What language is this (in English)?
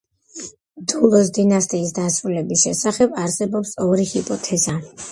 Georgian